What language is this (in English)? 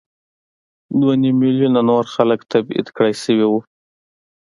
Pashto